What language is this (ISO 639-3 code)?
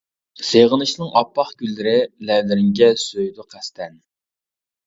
uig